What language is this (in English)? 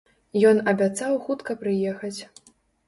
Belarusian